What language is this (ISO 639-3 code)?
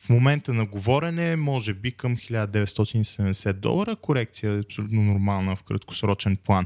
bul